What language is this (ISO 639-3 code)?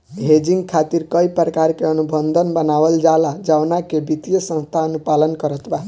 bho